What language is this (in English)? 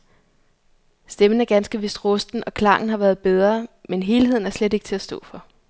Danish